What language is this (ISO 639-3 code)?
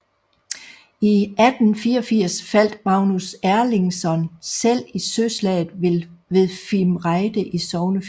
dan